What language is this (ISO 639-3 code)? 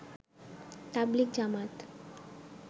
ben